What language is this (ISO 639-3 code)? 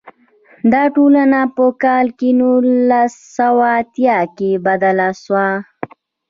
pus